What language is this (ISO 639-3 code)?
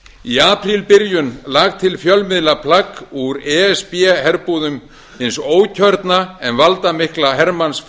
isl